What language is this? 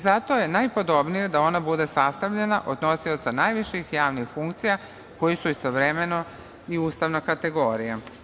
Serbian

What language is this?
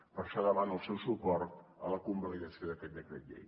Catalan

